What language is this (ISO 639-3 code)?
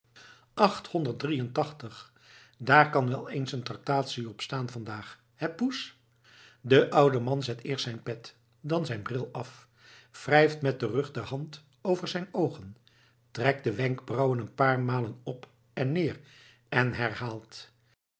nld